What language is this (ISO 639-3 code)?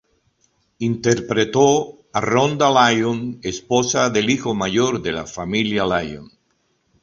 spa